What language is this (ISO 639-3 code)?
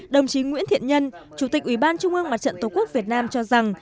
vie